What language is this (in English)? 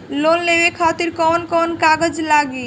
Bhojpuri